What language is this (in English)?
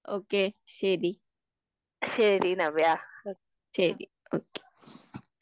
Malayalam